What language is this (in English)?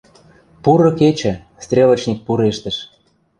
Western Mari